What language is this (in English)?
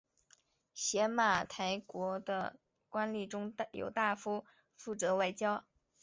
Chinese